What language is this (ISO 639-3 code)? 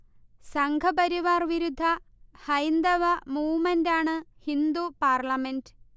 mal